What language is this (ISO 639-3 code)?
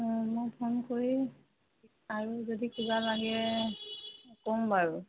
asm